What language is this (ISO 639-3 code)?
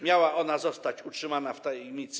pol